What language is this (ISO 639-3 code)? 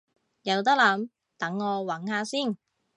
yue